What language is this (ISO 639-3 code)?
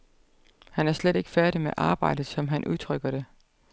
dan